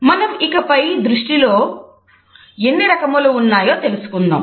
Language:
Telugu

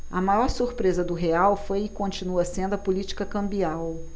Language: Portuguese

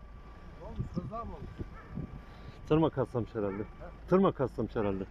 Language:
Turkish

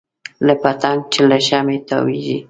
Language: Pashto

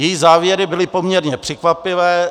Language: Czech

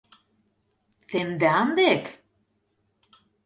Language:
Mari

